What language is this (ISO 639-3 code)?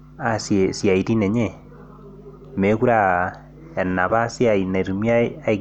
mas